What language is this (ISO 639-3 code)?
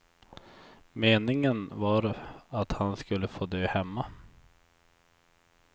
swe